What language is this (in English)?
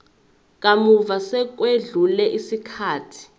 Zulu